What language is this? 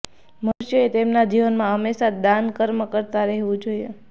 Gujarati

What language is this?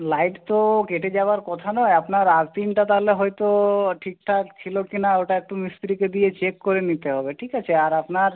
Bangla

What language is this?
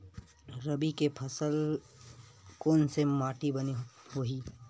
Chhattisgarhi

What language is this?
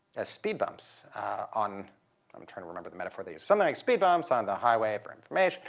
English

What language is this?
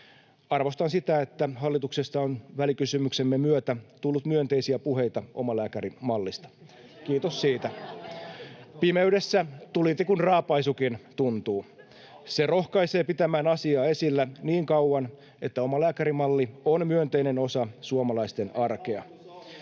Finnish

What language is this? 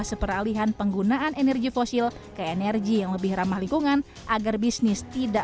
Indonesian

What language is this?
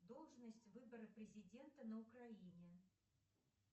Russian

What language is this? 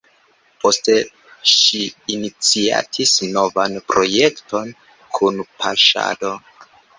Esperanto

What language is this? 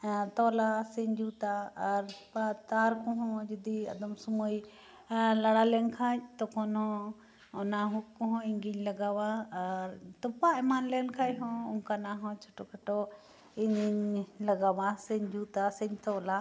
Santali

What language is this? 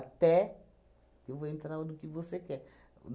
Portuguese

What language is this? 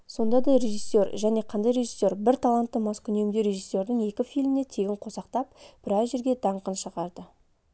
Kazakh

